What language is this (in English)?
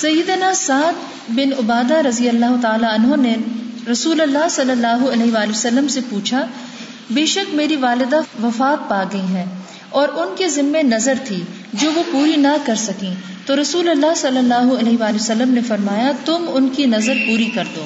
Urdu